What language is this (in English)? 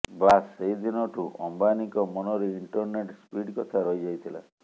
Odia